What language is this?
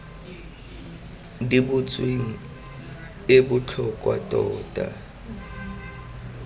Tswana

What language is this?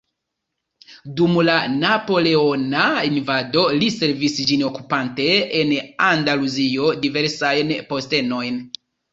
Esperanto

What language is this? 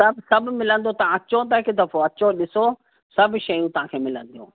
Sindhi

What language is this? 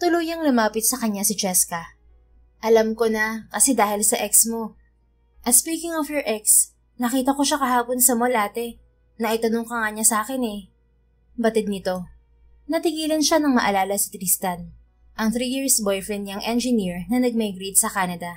Filipino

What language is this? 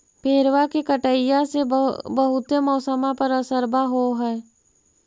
Magahi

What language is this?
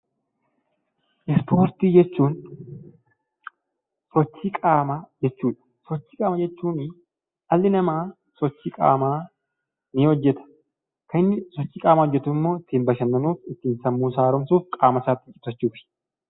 Oromo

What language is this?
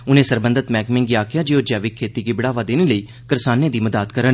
Dogri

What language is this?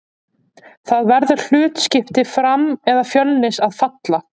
Icelandic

